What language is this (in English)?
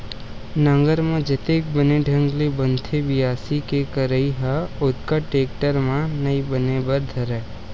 Chhattisgarhi